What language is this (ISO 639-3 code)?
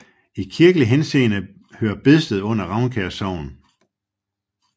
dan